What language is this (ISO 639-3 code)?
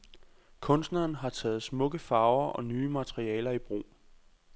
dan